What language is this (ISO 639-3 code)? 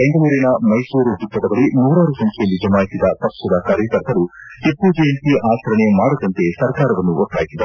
kan